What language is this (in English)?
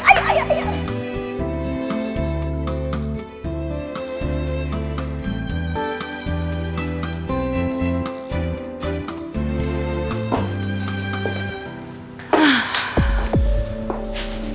Indonesian